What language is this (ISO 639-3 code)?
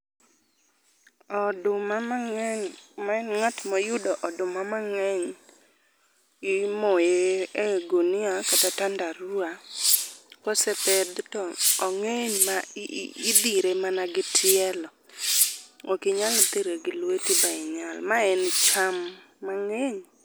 luo